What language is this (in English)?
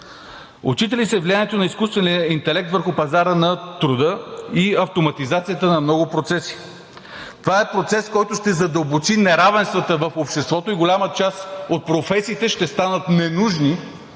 Bulgarian